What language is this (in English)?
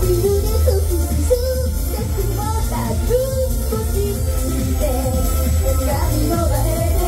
Arabic